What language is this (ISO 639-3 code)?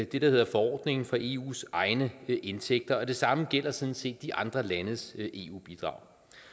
dan